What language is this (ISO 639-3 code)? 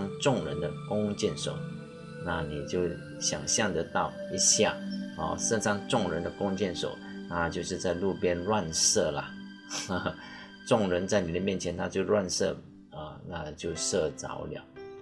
zho